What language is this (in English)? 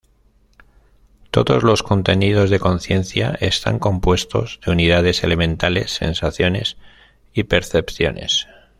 Spanish